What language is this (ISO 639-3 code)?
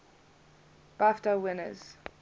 eng